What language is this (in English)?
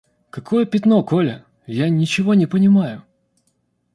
Russian